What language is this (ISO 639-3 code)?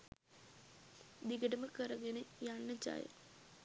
sin